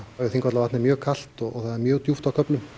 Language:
Icelandic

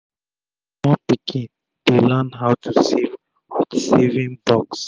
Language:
Nigerian Pidgin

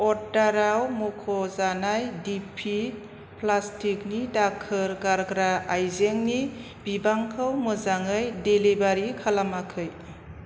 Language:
Bodo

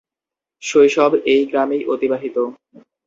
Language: Bangla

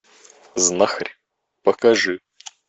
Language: Russian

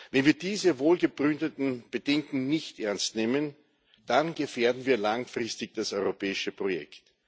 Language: German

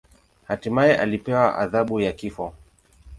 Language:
Swahili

